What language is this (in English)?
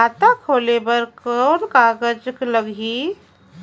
Chhattisgarhi